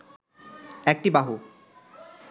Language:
Bangla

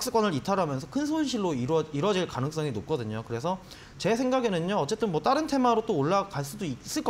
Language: Korean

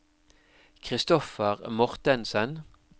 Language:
Norwegian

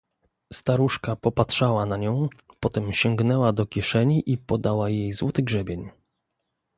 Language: Polish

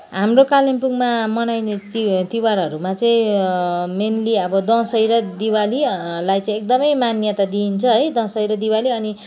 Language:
Nepali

